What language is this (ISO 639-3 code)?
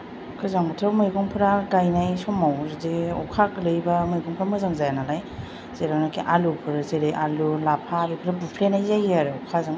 brx